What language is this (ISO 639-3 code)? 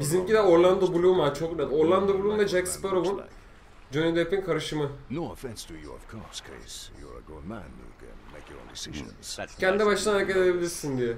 tur